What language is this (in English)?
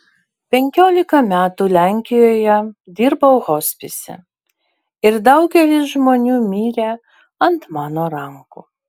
Lithuanian